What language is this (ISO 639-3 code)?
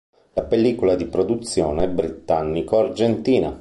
ita